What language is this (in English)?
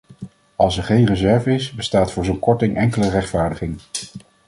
Dutch